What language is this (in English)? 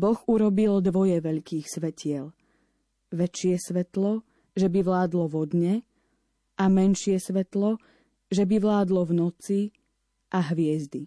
Slovak